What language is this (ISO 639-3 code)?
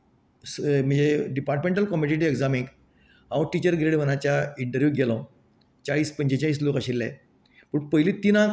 kok